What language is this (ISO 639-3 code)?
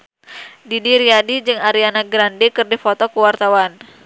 sun